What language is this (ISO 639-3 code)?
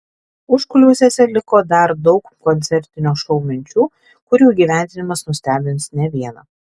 lit